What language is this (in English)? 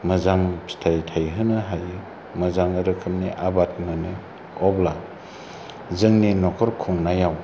Bodo